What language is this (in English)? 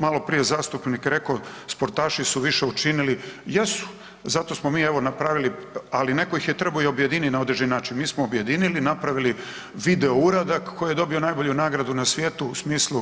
Croatian